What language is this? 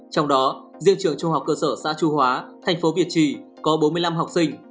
Vietnamese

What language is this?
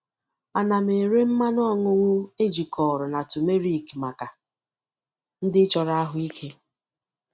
Igbo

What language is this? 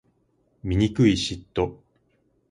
Japanese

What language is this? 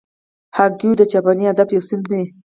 Pashto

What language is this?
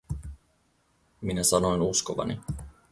Finnish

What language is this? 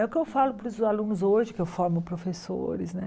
Portuguese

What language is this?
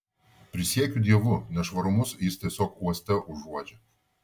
Lithuanian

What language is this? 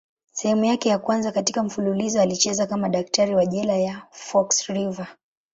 Swahili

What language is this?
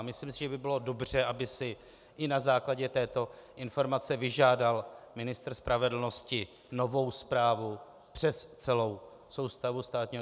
Czech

